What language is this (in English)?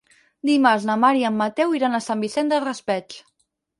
Catalan